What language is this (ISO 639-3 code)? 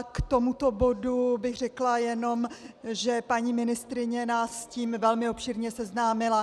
ces